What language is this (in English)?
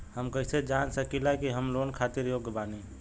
Bhojpuri